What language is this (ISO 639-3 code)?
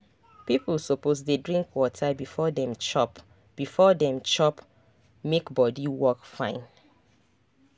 pcm